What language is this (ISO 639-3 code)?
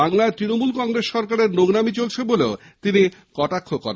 ben